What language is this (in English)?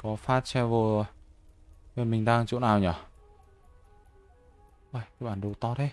Vietnamese